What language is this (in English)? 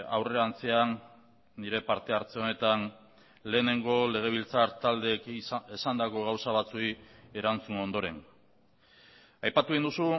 Basque